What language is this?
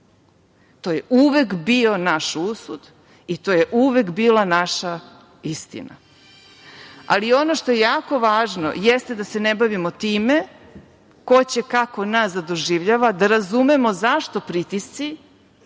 Serbian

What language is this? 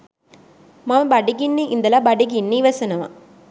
Sinhala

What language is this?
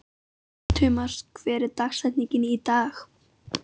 Icelandic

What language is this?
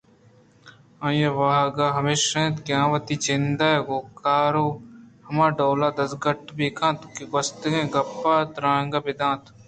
Eastern Balochi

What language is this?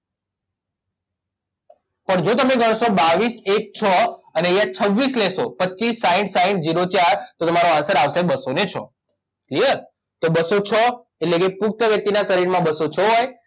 Gujarati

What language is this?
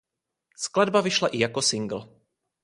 Czech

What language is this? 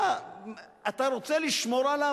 Hebrew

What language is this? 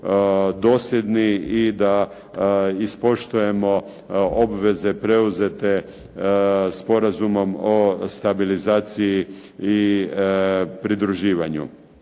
Croatian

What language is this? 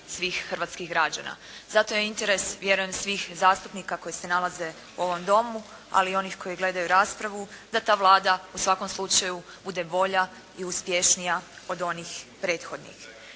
Croatian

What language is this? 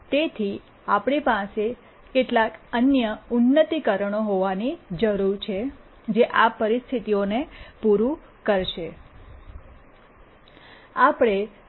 Gujarati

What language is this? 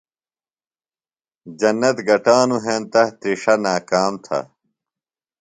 Phalura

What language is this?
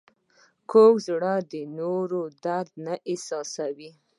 Pashto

